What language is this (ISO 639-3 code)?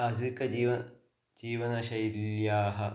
san